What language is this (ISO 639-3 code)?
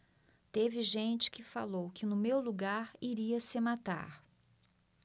por